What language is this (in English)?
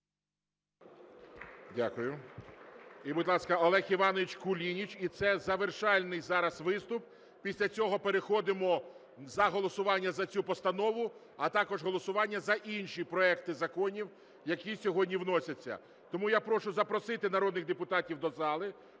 Ukrainian